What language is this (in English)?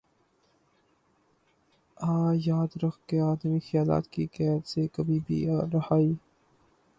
Urdu